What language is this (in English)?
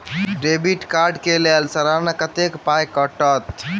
Maithili